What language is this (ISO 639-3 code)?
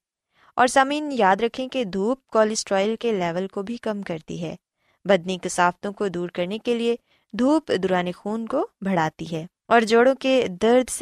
urd